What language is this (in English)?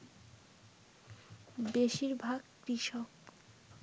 Bangla